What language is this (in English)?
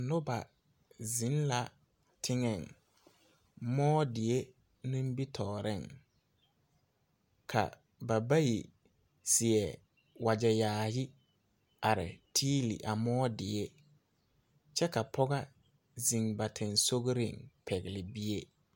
Southern Dagaare